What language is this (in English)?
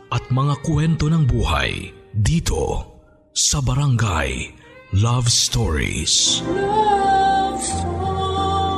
Filipino